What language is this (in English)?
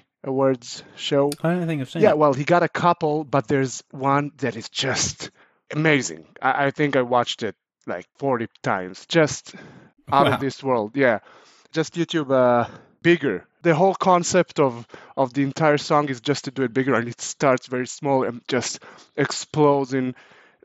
English